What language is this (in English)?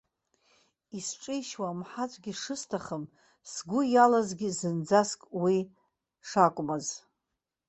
Abkhazian